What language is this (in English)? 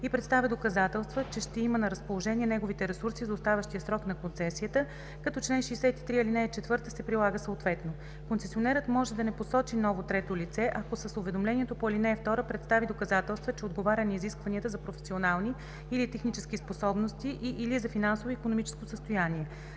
Bulgarian